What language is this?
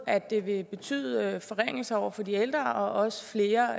Danish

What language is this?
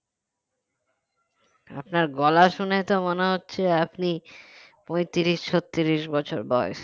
Bangla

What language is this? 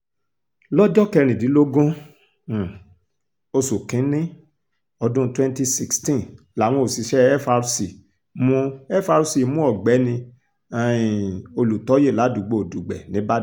Yoruba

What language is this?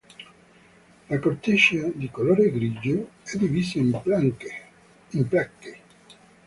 Italian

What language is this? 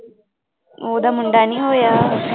Punjabi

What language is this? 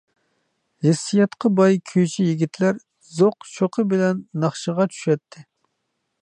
Uyghur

